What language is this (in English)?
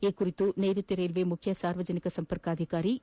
Kannada